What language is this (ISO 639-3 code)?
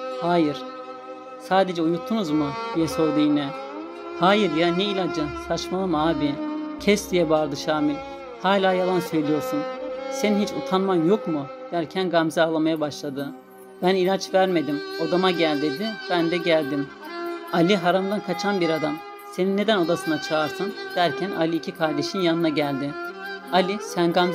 tur